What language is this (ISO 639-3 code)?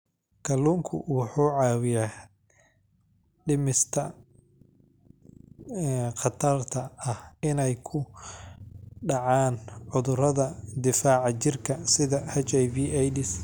som